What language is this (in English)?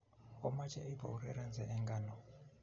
Kalenjin